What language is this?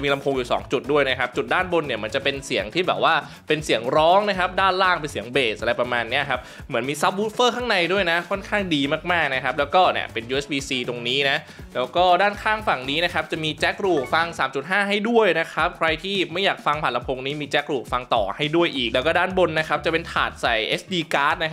Thai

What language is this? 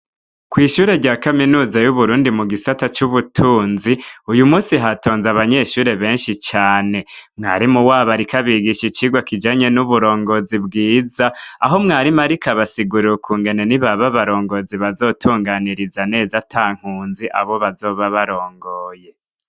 Rundi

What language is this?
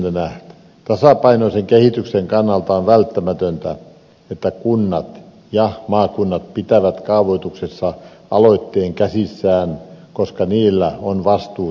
Finnish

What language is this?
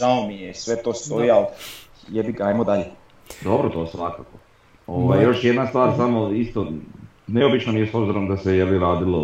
Croatian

